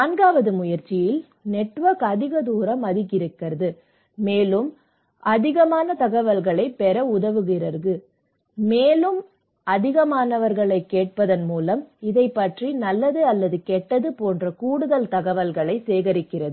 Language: Tamil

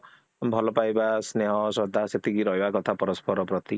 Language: Odia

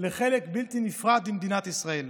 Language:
Hebrew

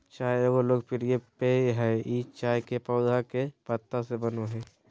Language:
Magahi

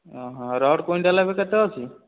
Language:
Odia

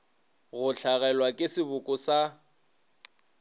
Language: Northern Sotho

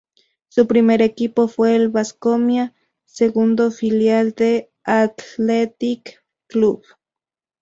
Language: Spanish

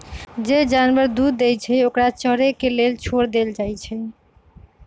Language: Magahi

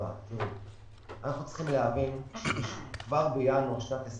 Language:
Hebrew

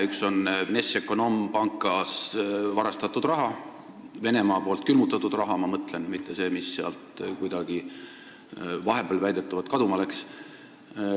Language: Estonian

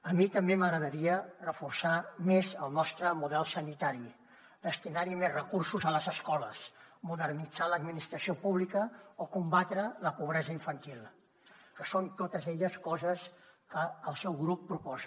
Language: Catalan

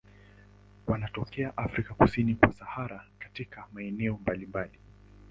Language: Swahili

